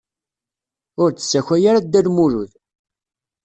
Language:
Kabyle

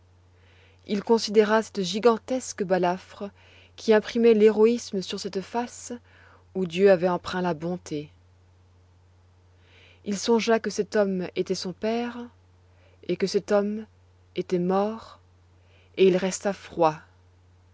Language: French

